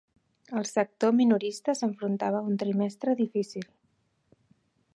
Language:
Catalan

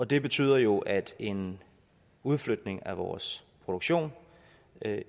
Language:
Danish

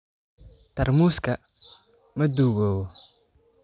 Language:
Somali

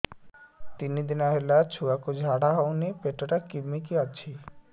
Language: Odia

